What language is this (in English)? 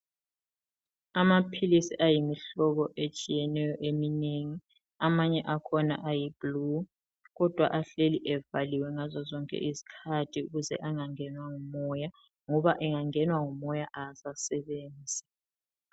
North Ndebele